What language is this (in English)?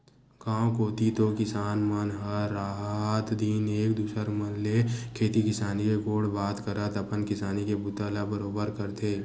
Chhattisgarhi